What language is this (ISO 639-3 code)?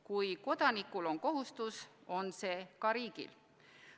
est